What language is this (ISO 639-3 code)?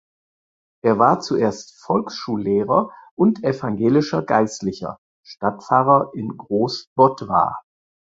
deu